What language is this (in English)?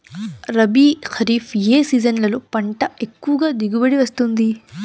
Telugu